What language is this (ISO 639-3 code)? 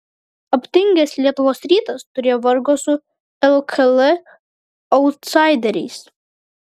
lit